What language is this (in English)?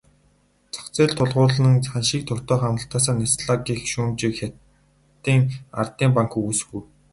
Mongolian